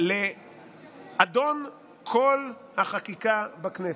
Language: Hebrew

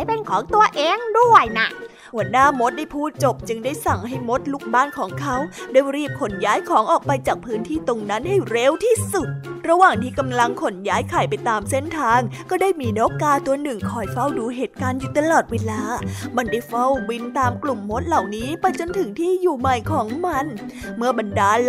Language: Thai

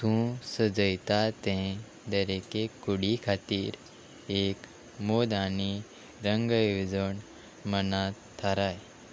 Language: Konkani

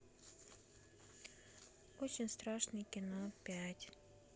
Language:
Russian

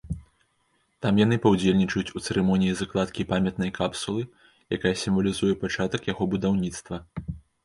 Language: Belarusian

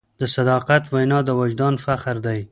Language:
Pashto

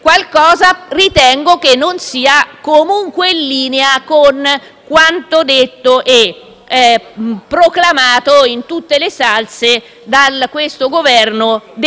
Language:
Italian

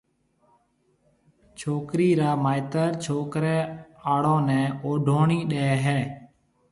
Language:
Marwari (Pakistan)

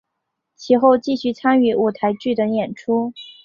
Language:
Chinese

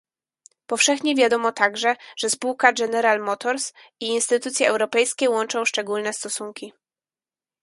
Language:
Polish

